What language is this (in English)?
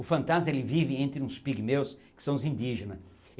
Portuguese